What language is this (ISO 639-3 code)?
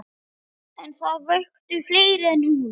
isl